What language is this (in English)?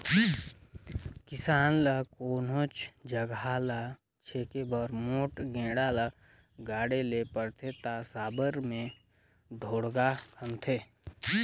Chhattisgarhi